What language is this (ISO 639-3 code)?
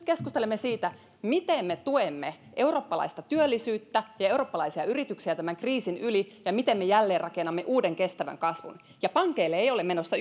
fin